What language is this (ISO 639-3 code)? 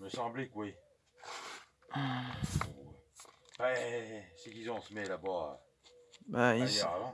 fra